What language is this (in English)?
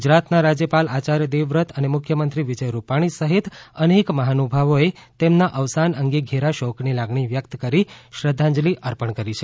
Gujarati